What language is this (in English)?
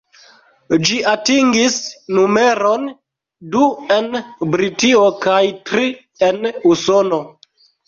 Esperanto